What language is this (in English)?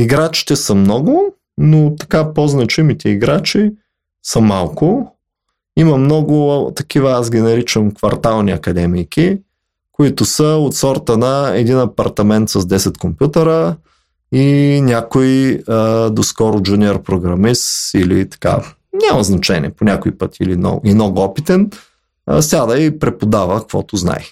Bulgarian